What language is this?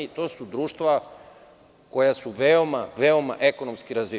Serbian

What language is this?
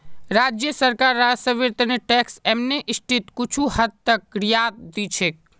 Magahi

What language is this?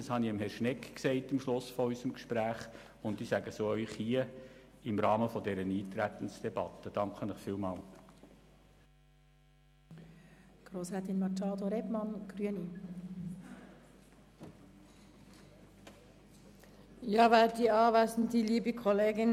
Swiss German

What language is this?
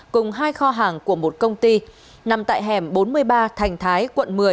Vietnamese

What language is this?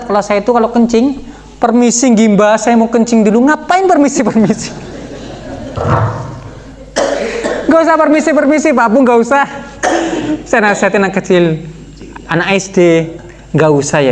Indonesian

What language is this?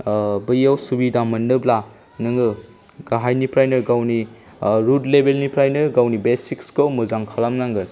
Bodo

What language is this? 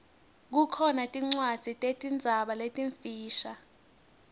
Swati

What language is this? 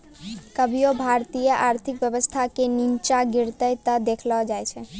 Maithili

